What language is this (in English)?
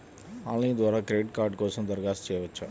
Telugu